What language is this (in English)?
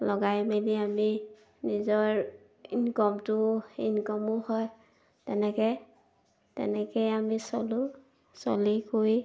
Assamese